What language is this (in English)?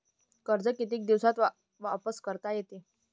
Marathi